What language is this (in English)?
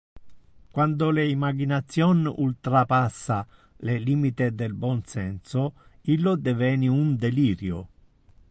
Interlingua